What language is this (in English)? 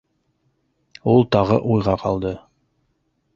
Bashkir